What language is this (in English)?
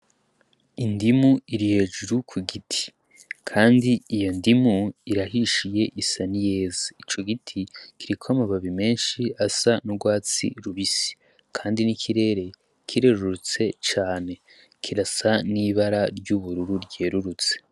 Rundi